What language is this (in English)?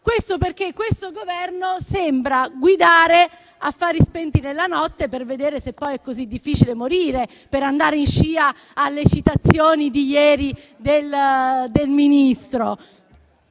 Italian